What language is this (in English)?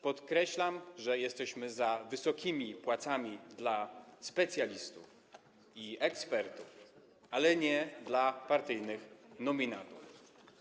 Polish